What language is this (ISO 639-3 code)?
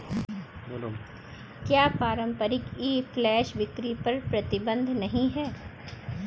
hin